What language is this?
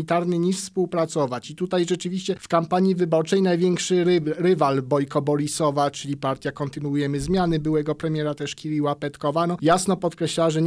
Polish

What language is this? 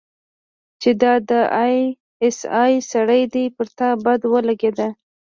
Pashto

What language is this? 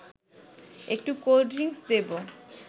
Bangla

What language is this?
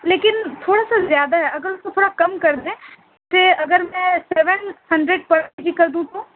Urdu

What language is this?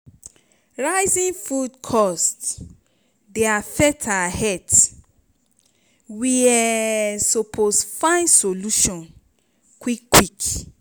Nigerian Pidgin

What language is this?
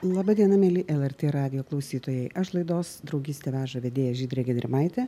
Lithuanian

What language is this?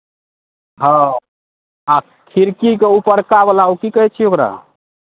Maithili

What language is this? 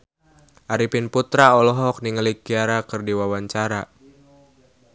Sundanese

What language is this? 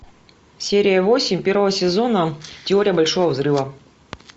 Russian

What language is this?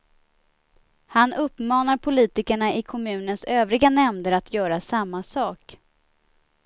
Swedish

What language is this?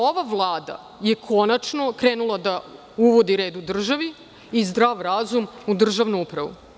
Serbian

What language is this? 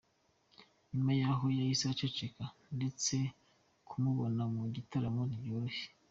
Kinyarwanda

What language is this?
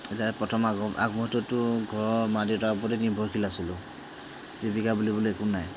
Assamese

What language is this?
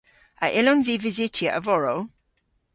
Cornish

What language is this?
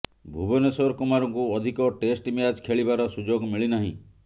Odia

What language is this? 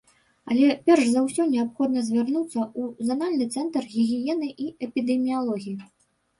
Belarusian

